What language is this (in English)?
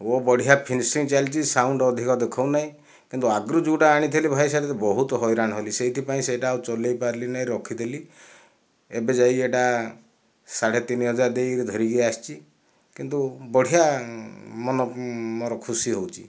Odia